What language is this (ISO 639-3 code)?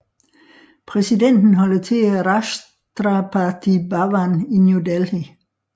dan